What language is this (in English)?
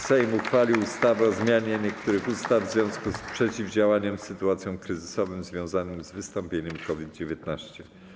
Polish